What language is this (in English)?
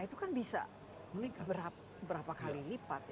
Indonesian